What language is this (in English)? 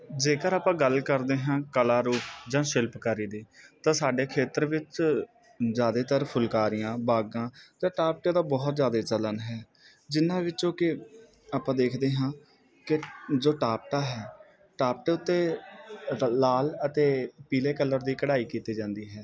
Punjabi